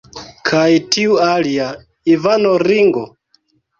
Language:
Esperanto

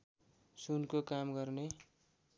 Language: Nepali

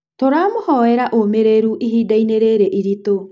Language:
Kikuyu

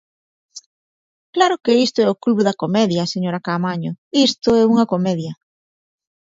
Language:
Galician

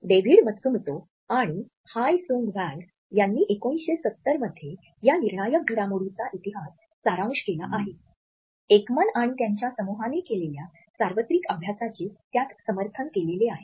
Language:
Marathi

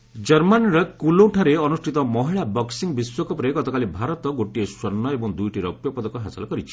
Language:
Odia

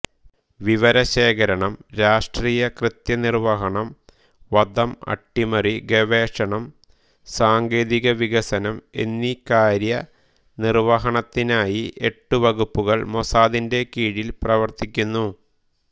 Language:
Malayalam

